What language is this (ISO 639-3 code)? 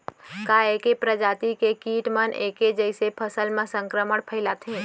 hne